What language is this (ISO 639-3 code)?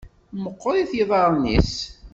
kab